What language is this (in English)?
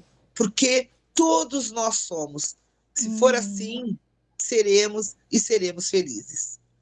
Portuguese